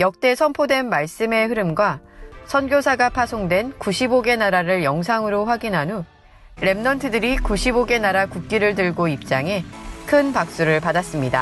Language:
Korean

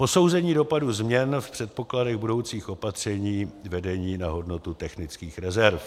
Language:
Czech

